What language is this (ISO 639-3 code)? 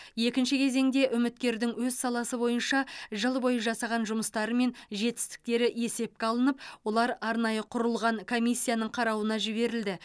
kaz